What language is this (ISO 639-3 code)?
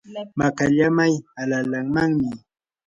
qur